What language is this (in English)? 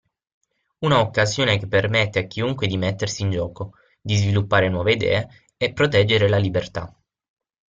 Italian